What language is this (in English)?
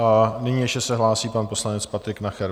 Czech